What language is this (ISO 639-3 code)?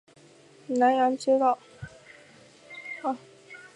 zho